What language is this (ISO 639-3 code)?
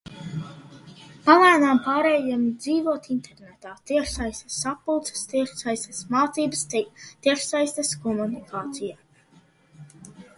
lav